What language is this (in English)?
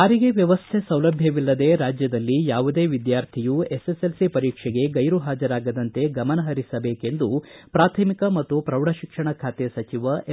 Kannada